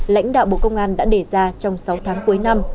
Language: Vietnamese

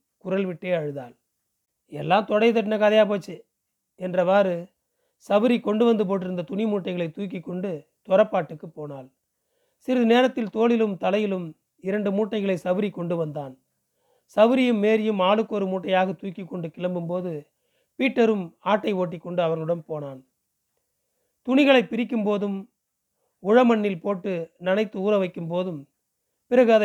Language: Tamil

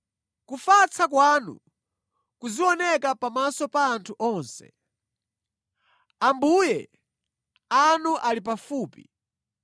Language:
Nyanja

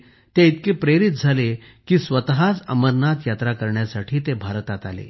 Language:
Marathi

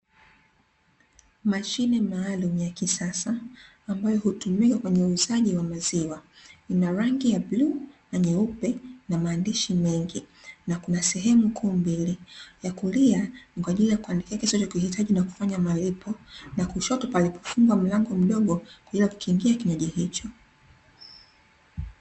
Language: Swahili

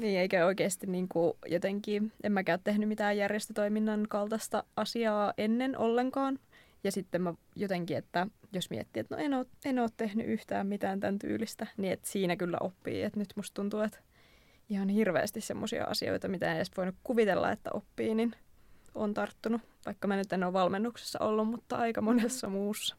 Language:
Finnish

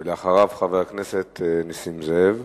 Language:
Hebrew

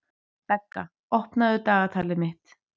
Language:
Icelandic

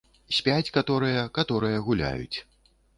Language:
Belarusian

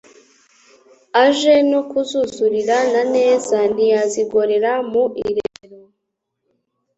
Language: Kinyarwanda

